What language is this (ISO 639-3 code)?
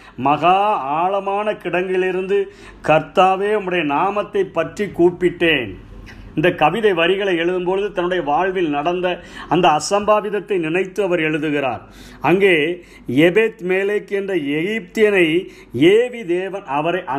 tam